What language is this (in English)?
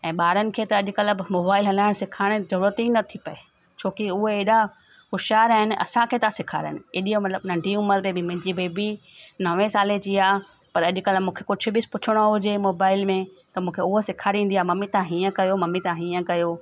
Sindhi